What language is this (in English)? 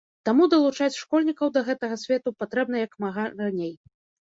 Belarusian